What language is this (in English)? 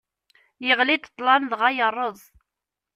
Kabyle